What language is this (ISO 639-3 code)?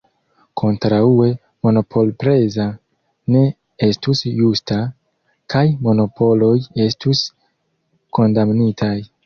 epo